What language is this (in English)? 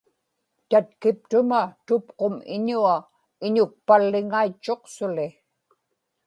Inupiaq